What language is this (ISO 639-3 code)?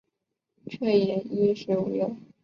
zho